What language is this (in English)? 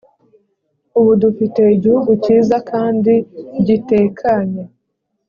Kinyarwanda